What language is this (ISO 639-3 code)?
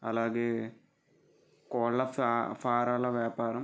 tel